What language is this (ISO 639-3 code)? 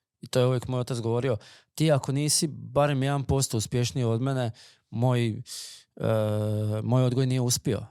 hrv